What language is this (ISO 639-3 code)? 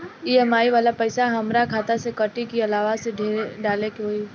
bho